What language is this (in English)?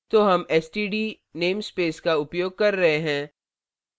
Hindi